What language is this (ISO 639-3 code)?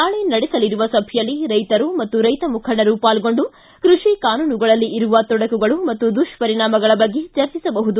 kan